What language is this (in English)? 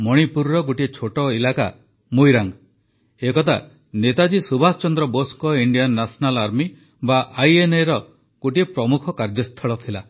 Odia